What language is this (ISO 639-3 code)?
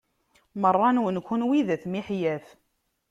kab